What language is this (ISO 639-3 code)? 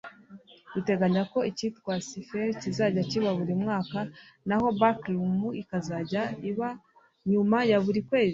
kin